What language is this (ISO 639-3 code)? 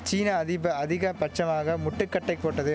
tam